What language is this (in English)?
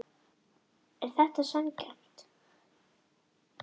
Icelandic